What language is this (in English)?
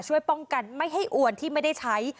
Thai